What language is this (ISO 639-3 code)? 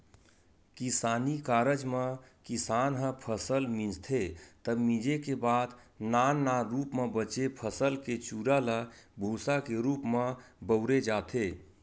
hne